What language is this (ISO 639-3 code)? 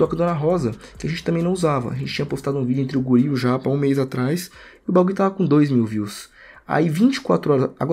por